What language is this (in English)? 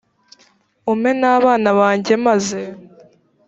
Kinyarwanda